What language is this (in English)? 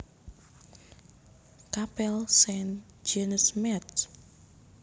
Javanese